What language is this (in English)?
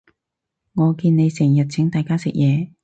Cantonese